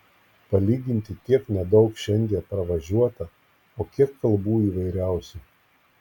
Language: Lithuanian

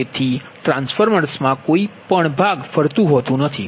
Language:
Gujarati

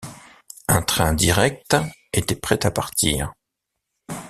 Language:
French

